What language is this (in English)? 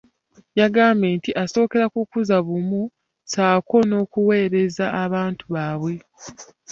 Ganda